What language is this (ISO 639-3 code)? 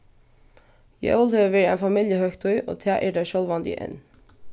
fao